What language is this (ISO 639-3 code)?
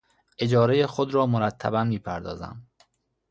fas